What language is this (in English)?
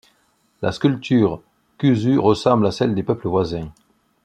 French